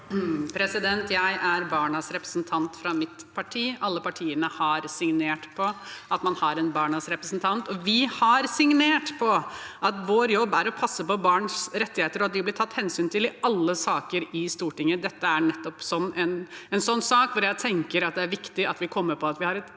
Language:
Norwegian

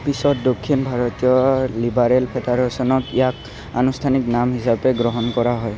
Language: Assamese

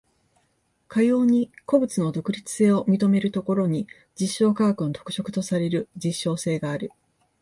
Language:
Japanese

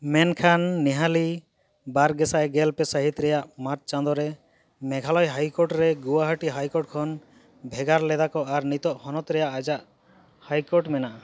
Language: Santali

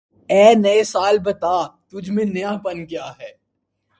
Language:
Urdu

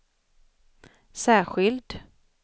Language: Swedish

